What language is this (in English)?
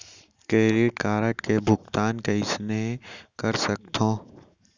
Chhattisgarhi